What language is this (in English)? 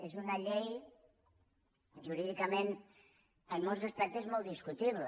Catalan